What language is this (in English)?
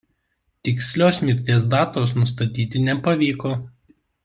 Lithuanian